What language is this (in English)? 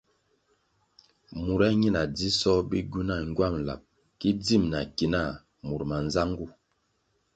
Kwasio